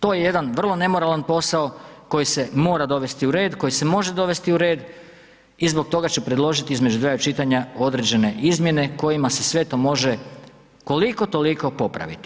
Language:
Croatian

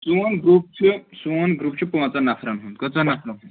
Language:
Kashmiri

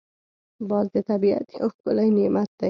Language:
Pashto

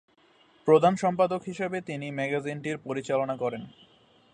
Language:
Bangla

